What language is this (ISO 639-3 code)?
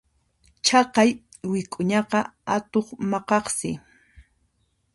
qxp